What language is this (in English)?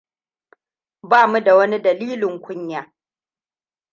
Hausa